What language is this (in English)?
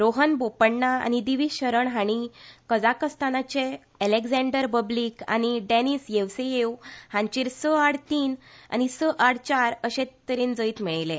Konkani